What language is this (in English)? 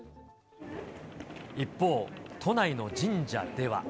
Japanese